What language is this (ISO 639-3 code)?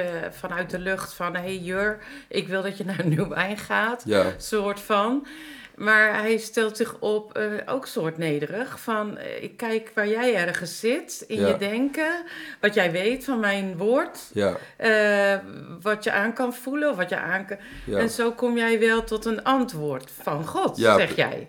nld